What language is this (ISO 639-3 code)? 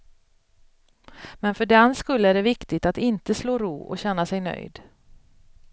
swe